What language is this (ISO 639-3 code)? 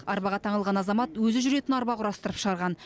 kaz